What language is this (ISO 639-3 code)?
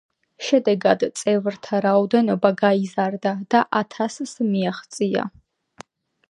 kat